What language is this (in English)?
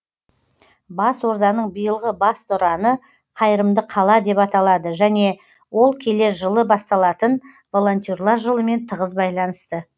Kazakh